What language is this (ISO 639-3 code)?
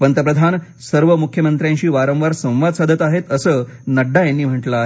mar